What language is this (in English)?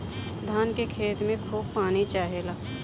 Bhojpuri